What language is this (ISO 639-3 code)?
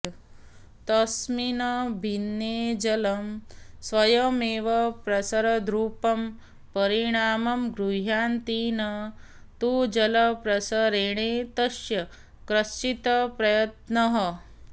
san